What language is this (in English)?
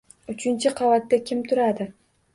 Uzbek